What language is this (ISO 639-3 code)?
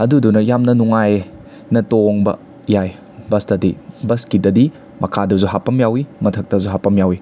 mni